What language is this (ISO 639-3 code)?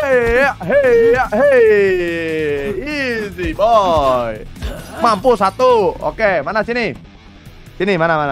ind